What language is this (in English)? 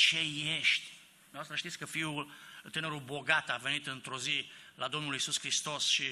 Romanian